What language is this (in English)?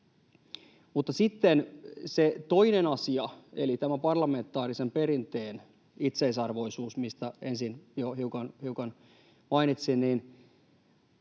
Finnish